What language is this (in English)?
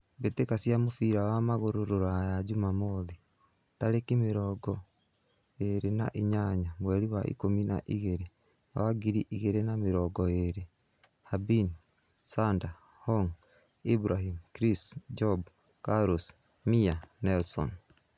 Kikuyu